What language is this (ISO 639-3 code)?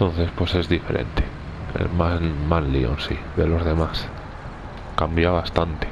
spa